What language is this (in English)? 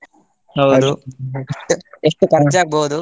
Kannada